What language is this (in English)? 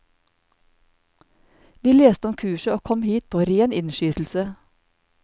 Norwegian